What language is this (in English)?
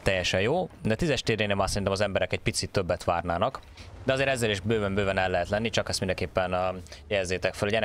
Hungarian